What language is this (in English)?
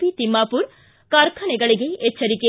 Kannada